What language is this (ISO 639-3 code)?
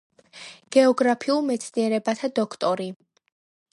kat